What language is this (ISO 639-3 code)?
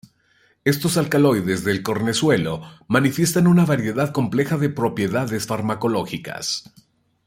spa